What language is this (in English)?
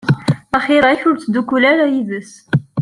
Kabyle